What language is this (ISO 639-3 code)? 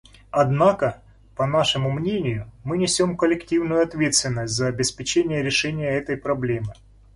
rus